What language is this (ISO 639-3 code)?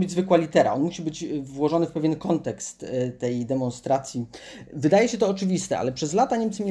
pol